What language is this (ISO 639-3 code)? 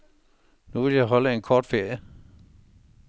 dan